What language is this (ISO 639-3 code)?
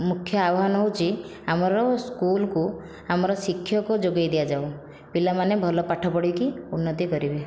ori